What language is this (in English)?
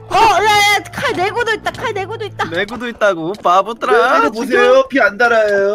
Korean